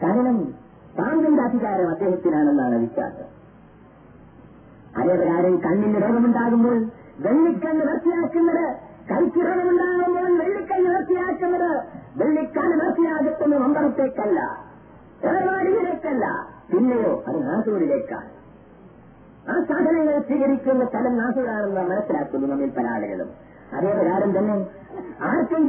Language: Malayalam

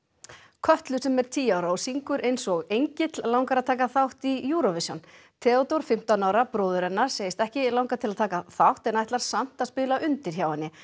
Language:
Icelandic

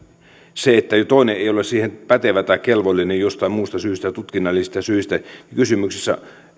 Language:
Finnish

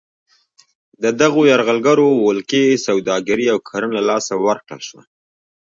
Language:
Pashto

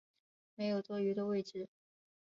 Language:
Chinese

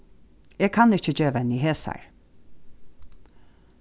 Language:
Faroese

